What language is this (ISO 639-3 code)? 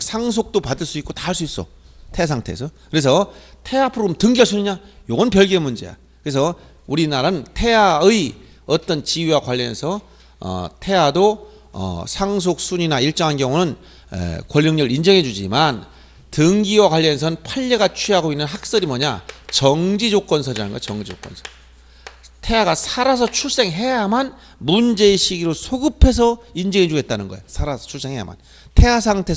kor